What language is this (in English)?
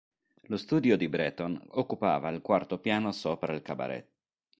Italian